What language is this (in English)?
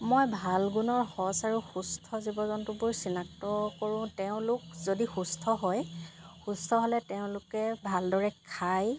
Assamese